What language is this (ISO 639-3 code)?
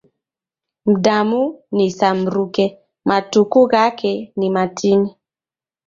dav